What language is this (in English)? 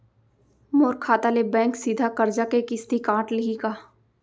Chhattisgarhi